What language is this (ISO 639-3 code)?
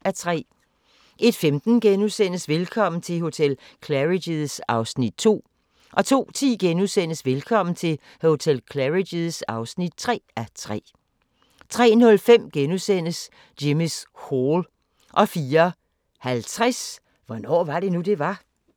dan